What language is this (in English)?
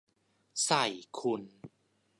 Thai